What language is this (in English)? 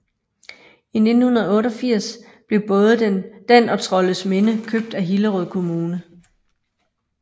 Danish